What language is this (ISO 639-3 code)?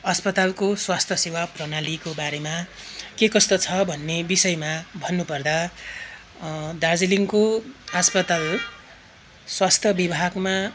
nep